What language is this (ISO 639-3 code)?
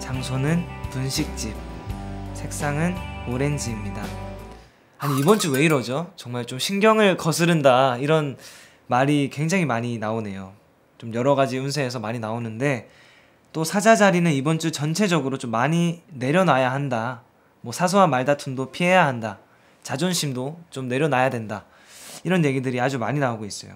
kor